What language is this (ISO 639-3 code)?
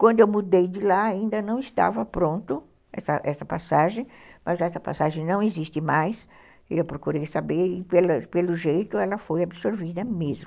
por